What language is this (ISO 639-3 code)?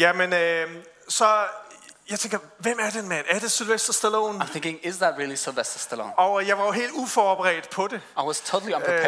dan